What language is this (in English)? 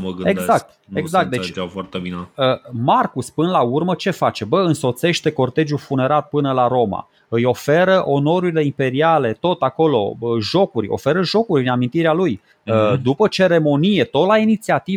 Romanian